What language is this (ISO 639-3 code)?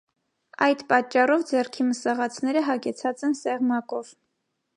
hye